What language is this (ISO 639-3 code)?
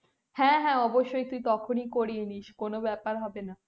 ben